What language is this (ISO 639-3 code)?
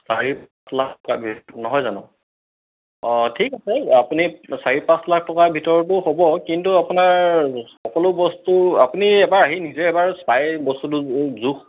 asm